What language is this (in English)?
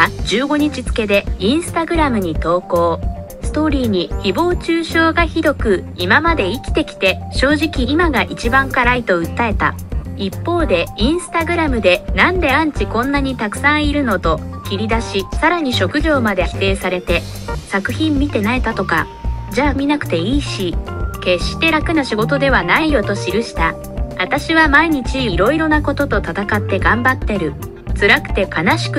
Japanese